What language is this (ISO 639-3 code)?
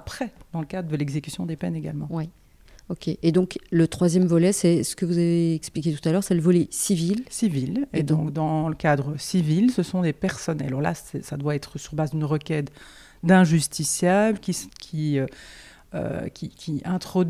fra